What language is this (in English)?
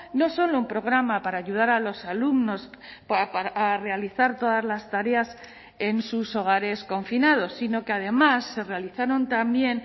Spanish